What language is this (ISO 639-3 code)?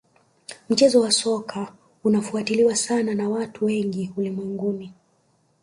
swa